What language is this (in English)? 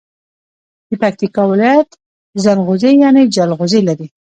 Pashto